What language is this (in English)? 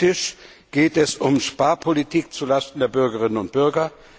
German